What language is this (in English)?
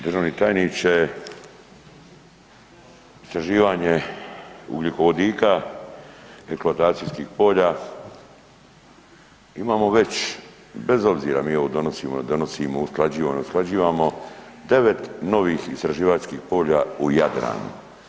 Croatian